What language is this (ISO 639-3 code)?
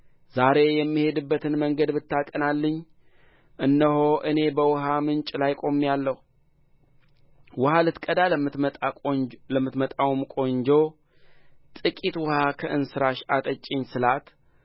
amh